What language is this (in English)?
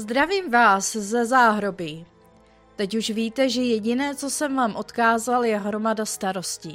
Czech